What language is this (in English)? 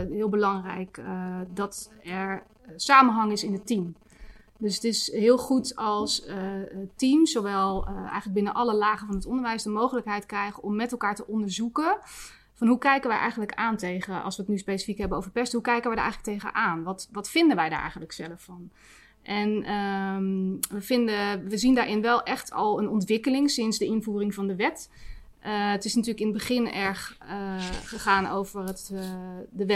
Dutch